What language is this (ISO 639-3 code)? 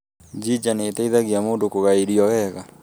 kik